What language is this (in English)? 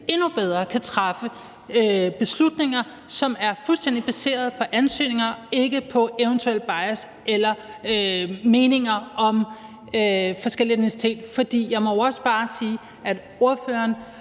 Danish